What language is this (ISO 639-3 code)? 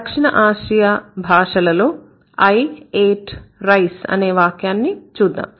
tel